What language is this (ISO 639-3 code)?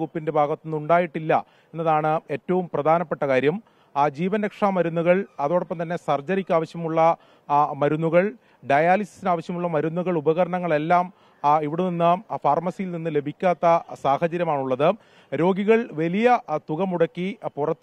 mal